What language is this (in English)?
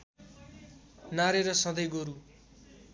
Nepali